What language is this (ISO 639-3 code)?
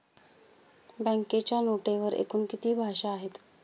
mar